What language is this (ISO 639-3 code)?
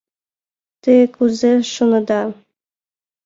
chm